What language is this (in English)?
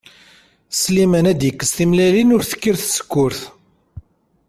Kabyle